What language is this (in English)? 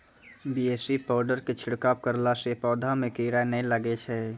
Maithili